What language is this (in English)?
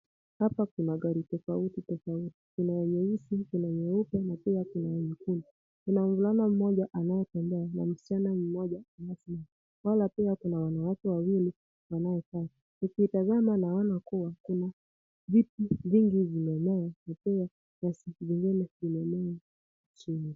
Swahili